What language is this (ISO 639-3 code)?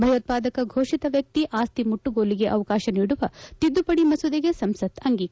kan